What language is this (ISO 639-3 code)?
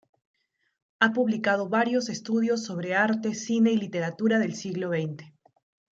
spa